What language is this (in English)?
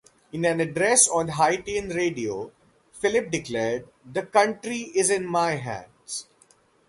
English